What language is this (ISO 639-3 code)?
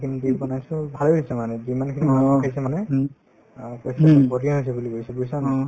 asm